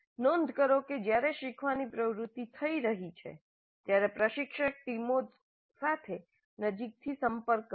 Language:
Gujarati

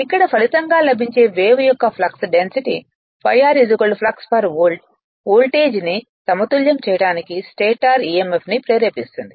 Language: Telugu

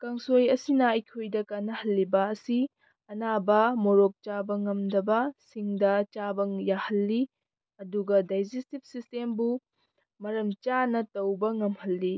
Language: Manipuri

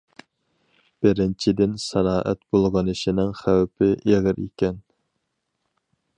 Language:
Uyghur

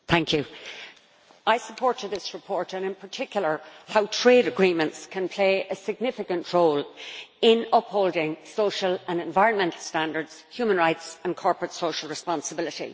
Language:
English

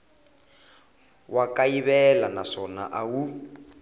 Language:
Tsonga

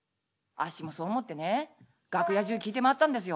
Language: Japanese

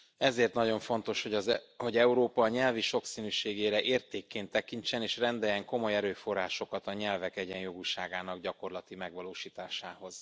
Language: Hungarian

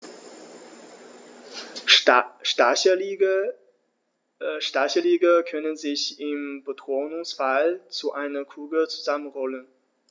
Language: German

